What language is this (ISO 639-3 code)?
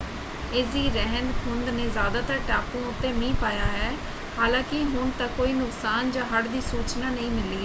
pan